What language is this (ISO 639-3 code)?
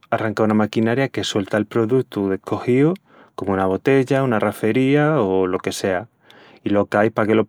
ext